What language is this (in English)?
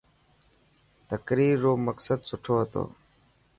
Dhatki